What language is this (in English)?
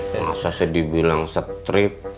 Indonesian